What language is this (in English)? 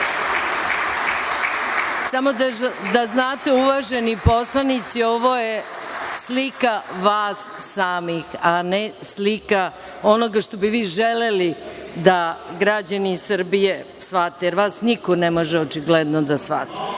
Serbian